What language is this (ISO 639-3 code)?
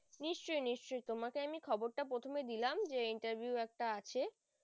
ben